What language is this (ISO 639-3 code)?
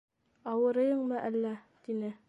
bak